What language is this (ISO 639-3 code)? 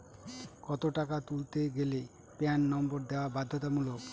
ben